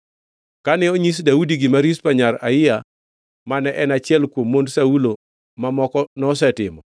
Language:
Luo (Kenya and Tanzania)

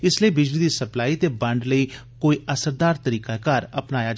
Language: Dogri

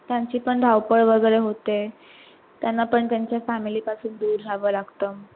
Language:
Marathi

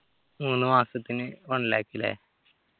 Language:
Malayalam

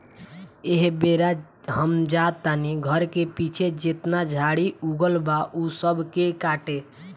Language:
Bhojpuri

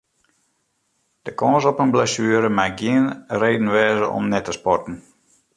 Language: Western Frisian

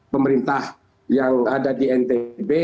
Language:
Indonesian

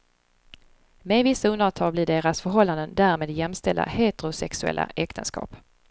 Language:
Swedish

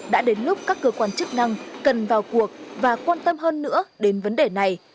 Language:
Vietnamese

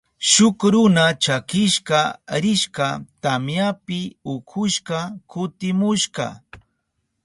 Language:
Southern Pastaza Quechua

